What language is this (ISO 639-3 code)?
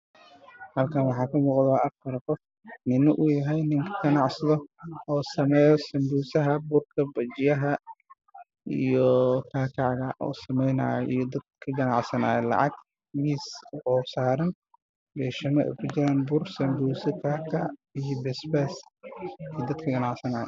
som